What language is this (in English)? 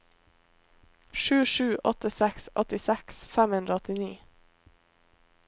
Norwegian